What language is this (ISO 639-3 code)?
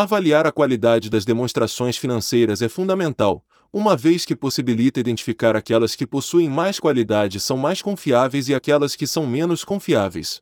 por